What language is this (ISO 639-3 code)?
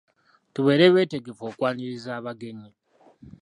lug